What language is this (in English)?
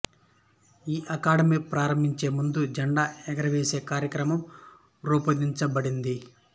Telugu